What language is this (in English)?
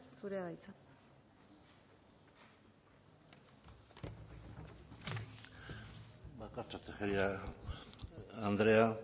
Basque